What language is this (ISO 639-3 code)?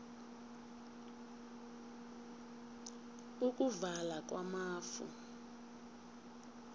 nbl